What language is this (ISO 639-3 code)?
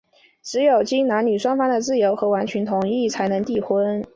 zho